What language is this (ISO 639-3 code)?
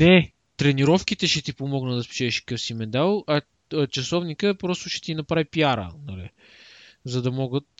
bul